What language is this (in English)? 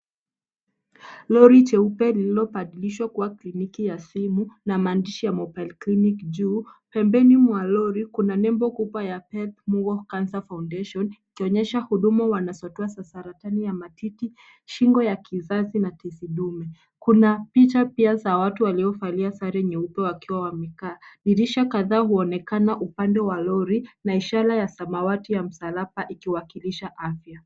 Swahili